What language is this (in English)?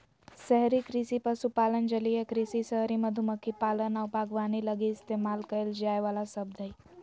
Magahi